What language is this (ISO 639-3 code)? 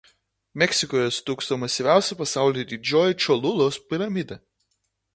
lit